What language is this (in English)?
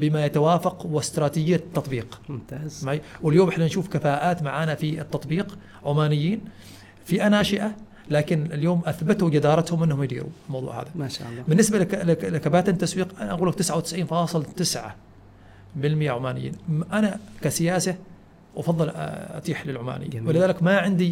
Arabic